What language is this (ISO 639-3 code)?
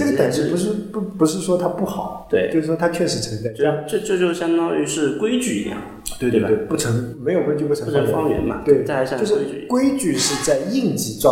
zho